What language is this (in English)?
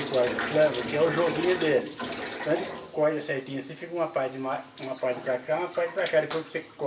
Portuguese